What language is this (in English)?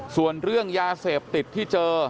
Thai